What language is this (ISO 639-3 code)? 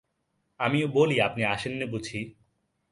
ben